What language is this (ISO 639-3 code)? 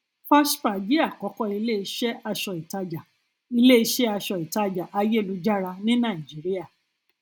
yor